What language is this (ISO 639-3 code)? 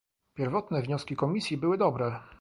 pol